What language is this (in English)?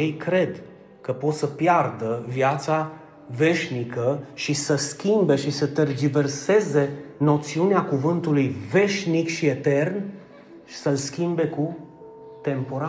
Romanian